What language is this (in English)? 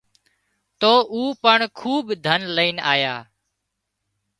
Wadiyara Koli